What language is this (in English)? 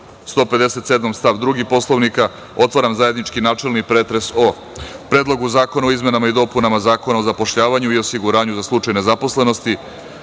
Serbian